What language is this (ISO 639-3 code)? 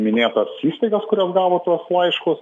lit